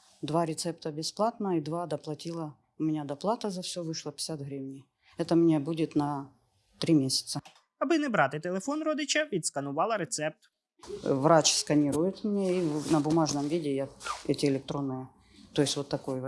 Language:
Ukrainian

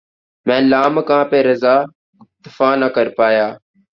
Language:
Urdu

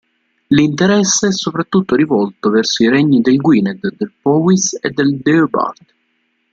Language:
Italian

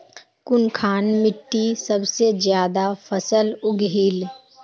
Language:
Magahi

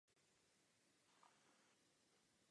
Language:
Czech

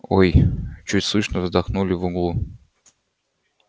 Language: Russian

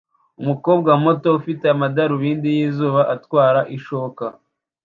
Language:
Kinyarwanda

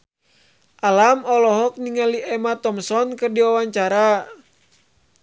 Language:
Sundanese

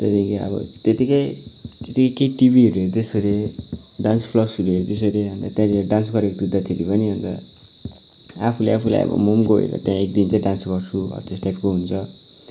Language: Nepali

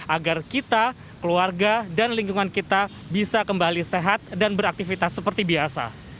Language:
Indonesian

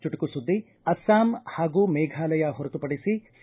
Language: Kannada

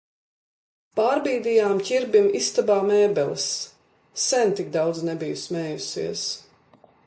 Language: Latvian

